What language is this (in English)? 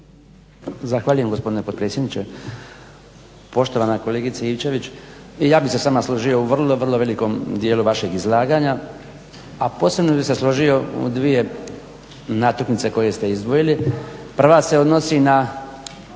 Croatian